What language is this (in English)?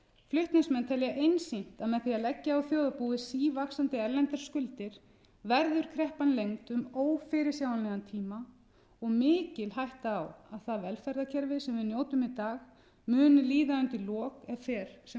Icelandic